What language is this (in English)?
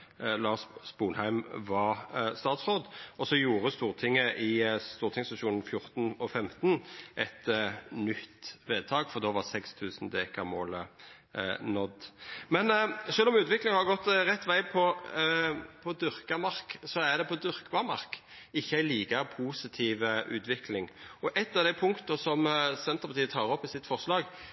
Norwegian Nynorsk